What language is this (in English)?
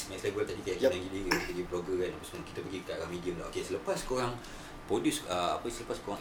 Malay